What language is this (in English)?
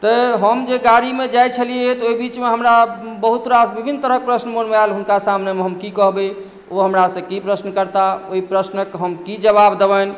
Maithili